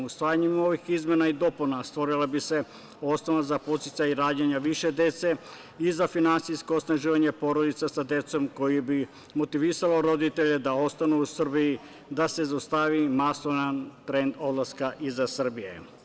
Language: Serbian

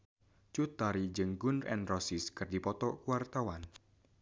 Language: Sundanese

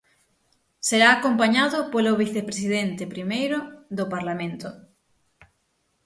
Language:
Galician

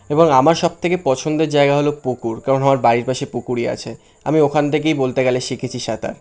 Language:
Bangla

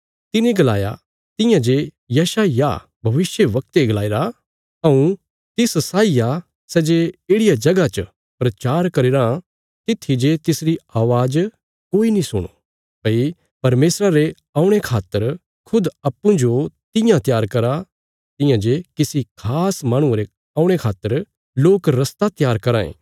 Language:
Bilaspuri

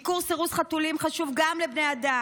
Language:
Hebrew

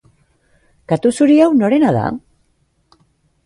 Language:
Basque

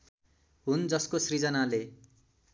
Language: Nepali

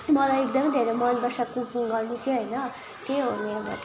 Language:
Nepali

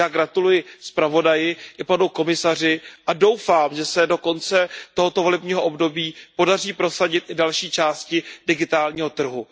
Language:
Czech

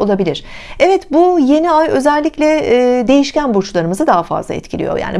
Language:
Turkish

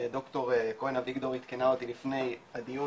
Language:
Hebrew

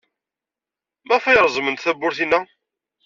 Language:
Kabyle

